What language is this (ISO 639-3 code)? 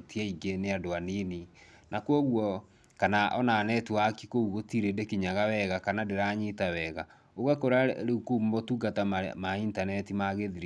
kik